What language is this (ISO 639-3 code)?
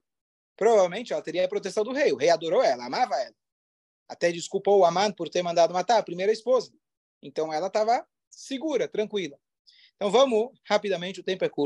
por